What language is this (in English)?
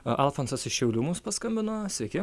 Lithuanian